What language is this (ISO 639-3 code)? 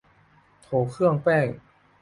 tha